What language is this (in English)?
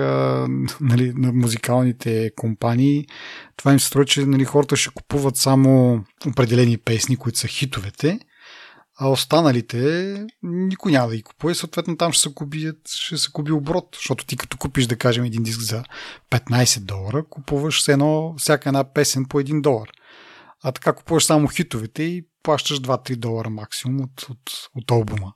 Bulgarian